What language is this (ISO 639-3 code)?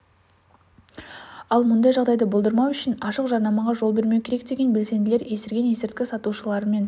kaz